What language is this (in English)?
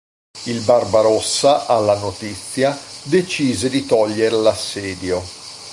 Italian